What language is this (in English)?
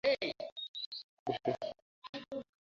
Bangla